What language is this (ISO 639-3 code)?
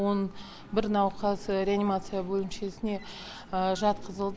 kaz